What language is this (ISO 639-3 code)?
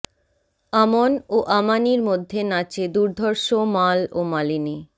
ben